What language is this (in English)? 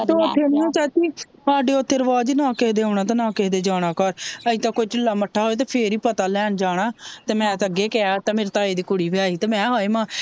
Punjabi